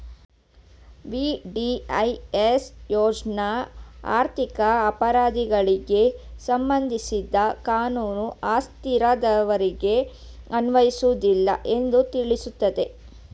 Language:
Kannada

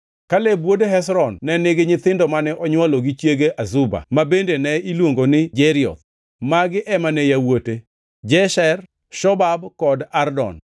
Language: Luo (Kenya and Tanzania)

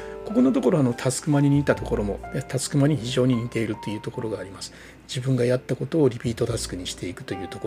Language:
Japanese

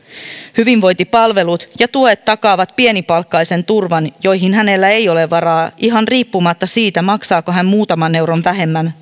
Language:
Finnish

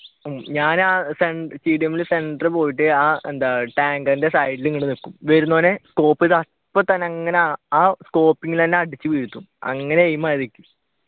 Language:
Malayalam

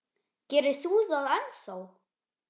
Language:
Icelandic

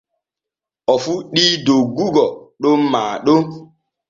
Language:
Borgu Fulfulde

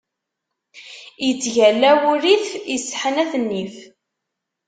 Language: Kabyle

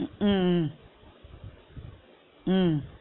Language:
Tamil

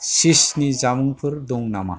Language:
Bodo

